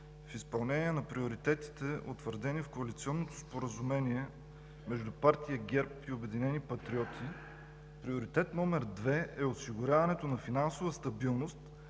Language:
Bulgarian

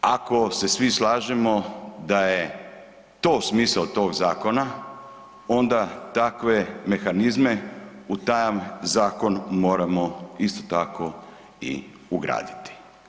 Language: Croatian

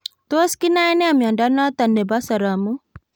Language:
Kalenjin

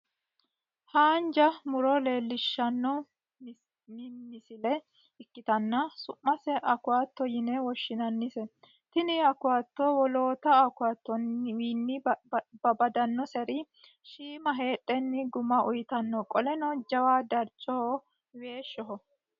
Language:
Sidamo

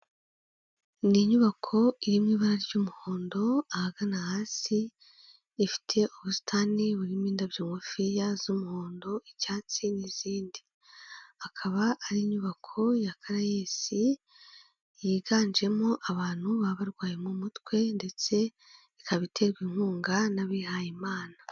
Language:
Kinyarwanda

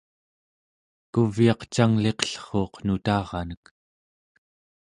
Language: Central Yupik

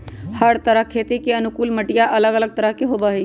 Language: Magahi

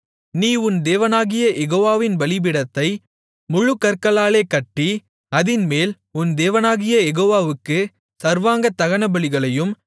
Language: Tamil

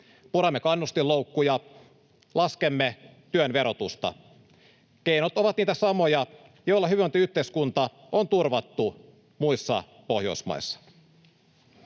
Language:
Finnish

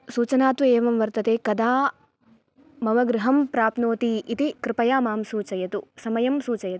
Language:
Sanskrit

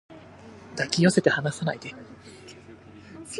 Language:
Japanese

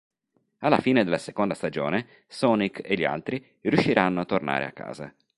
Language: Italian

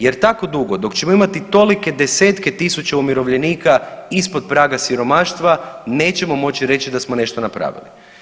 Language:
Croatian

